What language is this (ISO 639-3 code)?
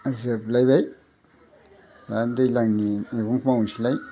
brx